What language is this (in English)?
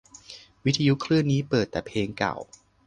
Thai